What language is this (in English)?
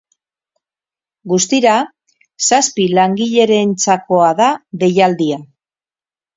Basque